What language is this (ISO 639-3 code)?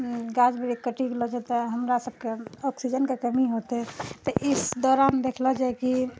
mai